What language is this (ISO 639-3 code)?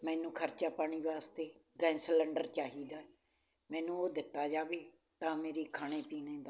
pan